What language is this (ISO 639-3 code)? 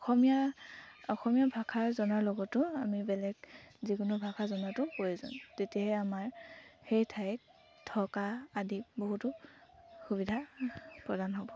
asm